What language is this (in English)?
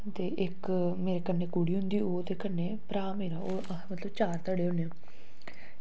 Dogri